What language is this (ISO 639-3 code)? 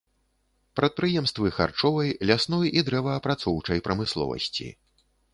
bel